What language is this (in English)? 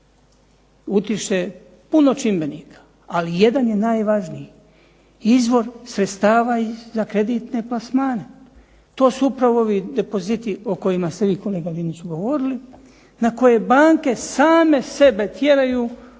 Croatian